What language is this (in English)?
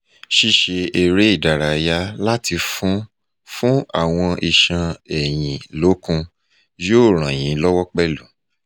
Yoruba